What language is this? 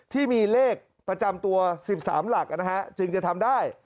Thai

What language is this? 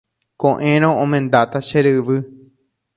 Guarani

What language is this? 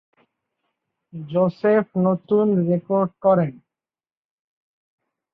Bangla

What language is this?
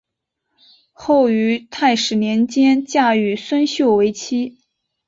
Chinese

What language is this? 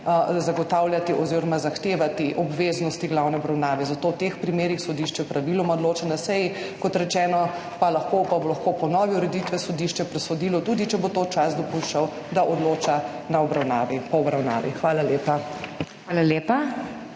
Slovenian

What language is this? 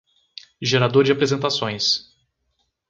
Portuguese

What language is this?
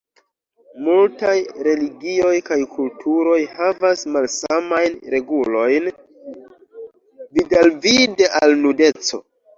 Esperanto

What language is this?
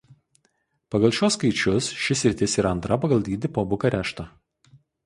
Lithuanian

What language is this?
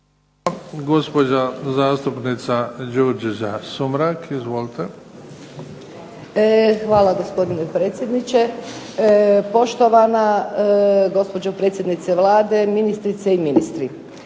Croatian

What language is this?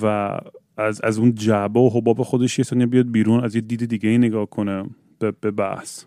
Persian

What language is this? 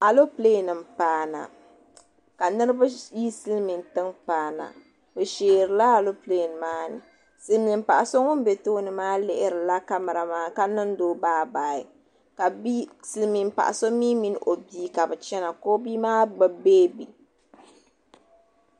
Dagbani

